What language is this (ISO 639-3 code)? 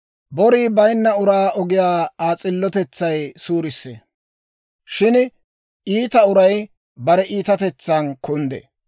dwr